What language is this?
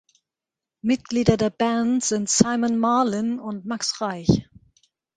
German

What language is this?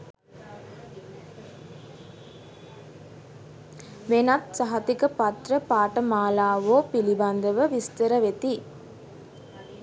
Sinhala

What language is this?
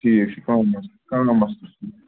Kashmiri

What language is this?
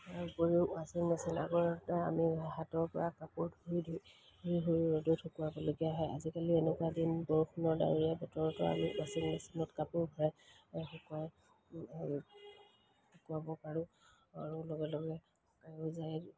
Assamese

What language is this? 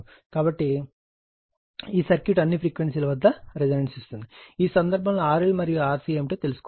Telugu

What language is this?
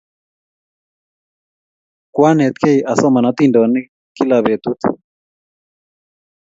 Kalenjin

